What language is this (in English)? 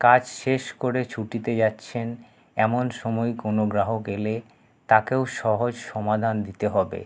Bangla